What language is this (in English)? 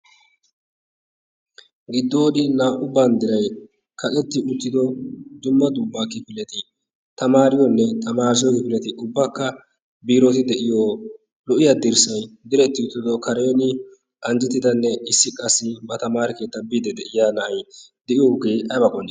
Wolaytta